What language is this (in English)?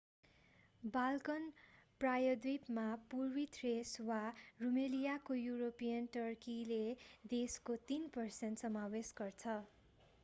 Nepali